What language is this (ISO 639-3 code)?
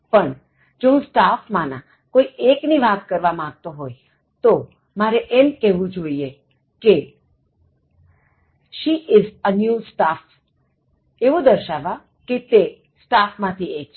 guj